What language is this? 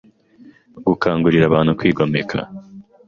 Kinyarwanda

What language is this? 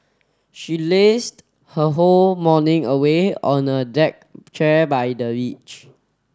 English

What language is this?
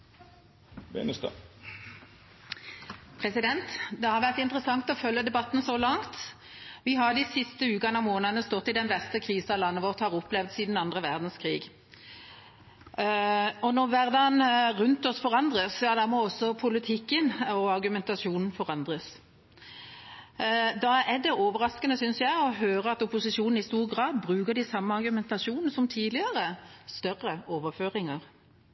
Norwegian Bokmål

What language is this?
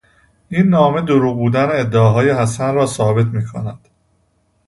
Persian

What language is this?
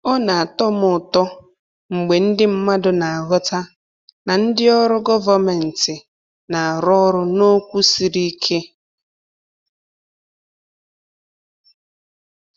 Igbo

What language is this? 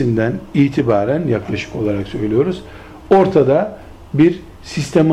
Turkish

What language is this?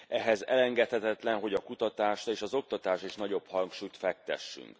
Hungarian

